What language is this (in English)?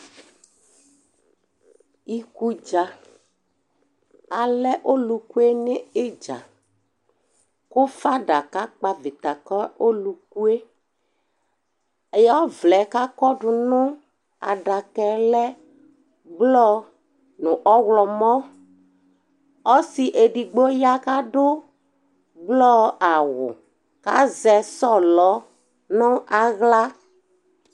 Ikposo